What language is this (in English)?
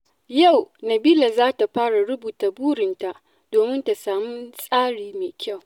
Hausa